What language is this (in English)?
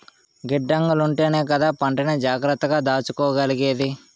Telugu